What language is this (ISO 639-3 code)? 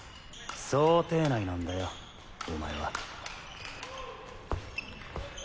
jpn